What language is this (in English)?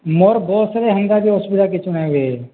Odia